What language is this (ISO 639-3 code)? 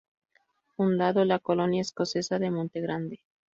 spa